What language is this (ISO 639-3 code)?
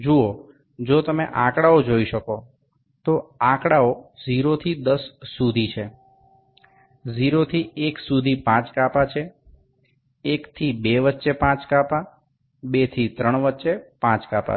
guj